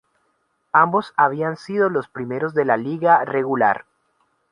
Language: Spanish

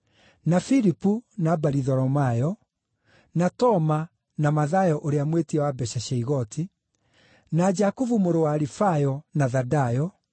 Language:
Kikuyu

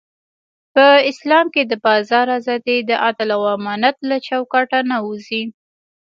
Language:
Pashto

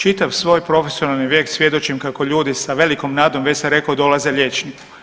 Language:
Croatian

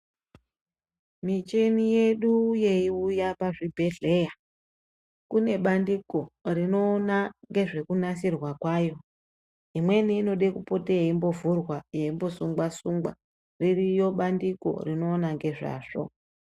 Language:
Ndau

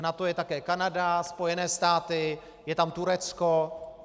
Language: Czech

